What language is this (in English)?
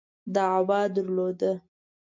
Pashto